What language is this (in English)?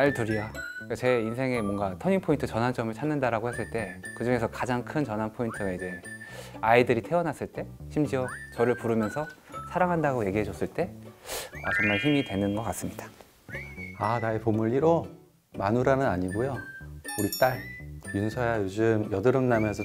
Korean